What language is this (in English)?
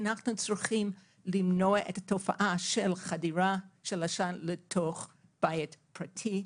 Hebrew